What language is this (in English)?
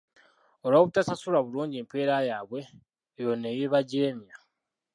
Ganda